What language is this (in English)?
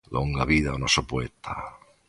Galician